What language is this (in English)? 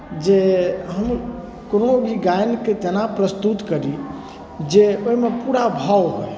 Maithili